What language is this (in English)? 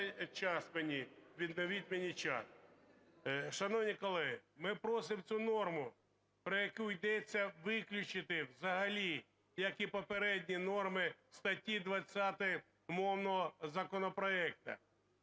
Ukrainian